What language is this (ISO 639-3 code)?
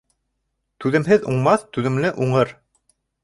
bak